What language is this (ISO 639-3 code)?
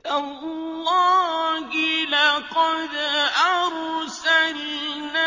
ara